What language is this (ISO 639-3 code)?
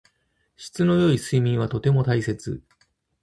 jpn